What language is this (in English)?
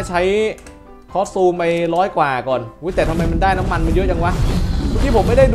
Thai